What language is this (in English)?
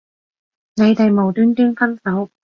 Cantonese